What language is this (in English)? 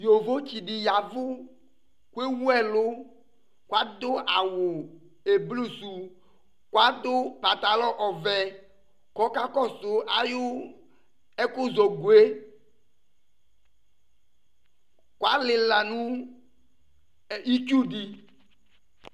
Ikposo